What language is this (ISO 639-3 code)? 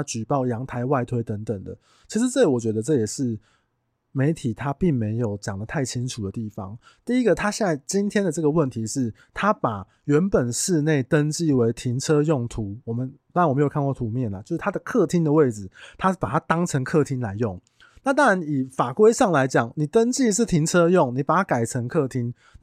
zho